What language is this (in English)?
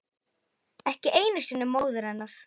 Icelandic